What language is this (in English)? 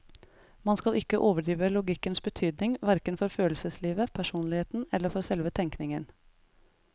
Norwegian